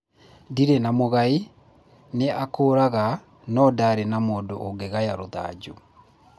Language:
Kikuyu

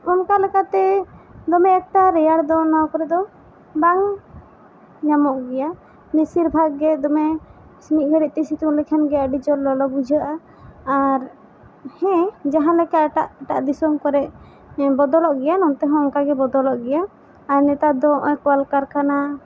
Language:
Santali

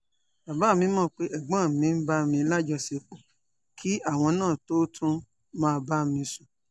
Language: Yoruba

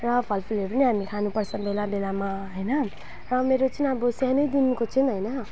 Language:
Nepali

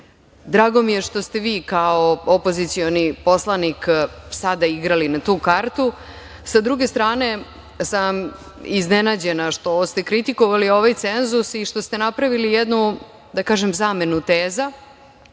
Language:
Serbian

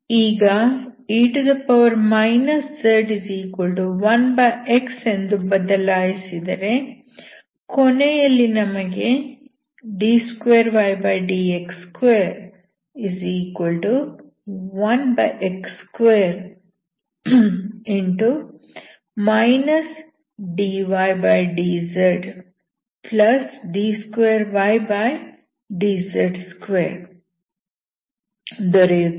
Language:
Kannada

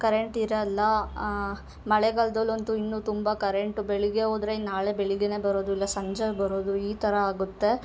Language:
Kannada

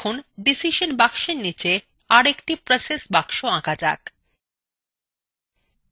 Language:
Bangla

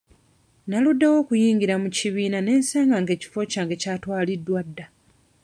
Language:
Ganda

